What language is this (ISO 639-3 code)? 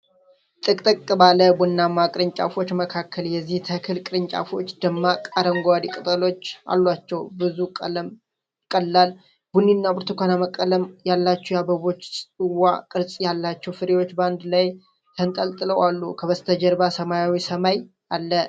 amh